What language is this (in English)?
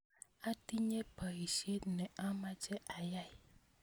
Kalenjin